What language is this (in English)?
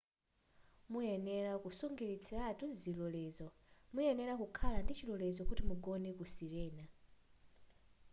Nyanja